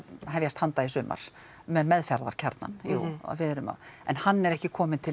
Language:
Icelandic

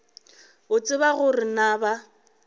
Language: Northern Sotho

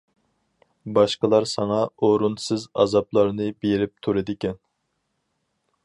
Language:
Uyghur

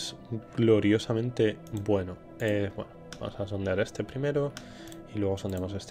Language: Spanish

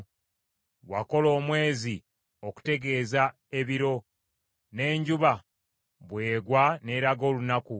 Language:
Ganda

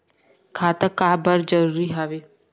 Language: Chhattisgarhi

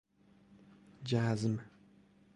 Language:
Persian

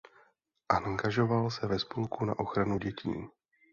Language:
Czech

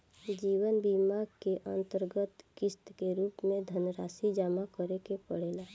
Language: Bhojpuri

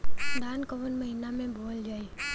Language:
Bhojpuri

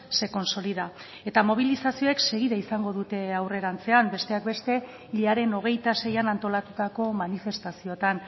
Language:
Basque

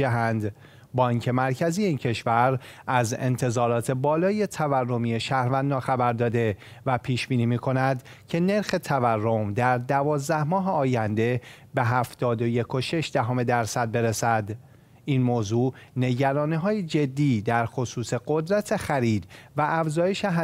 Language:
Persian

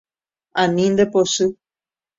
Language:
Guarani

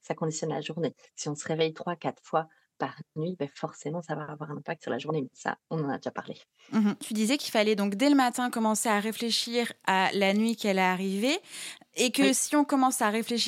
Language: French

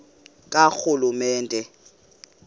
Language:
Xhosa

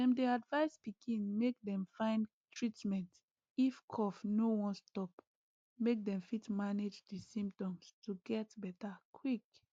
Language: Nigerian Pidgin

